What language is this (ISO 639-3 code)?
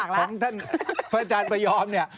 tha